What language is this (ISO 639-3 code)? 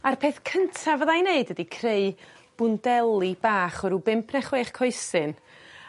cym